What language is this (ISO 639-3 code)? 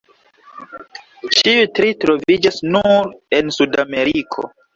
epo